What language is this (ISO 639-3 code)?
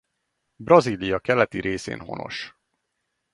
hun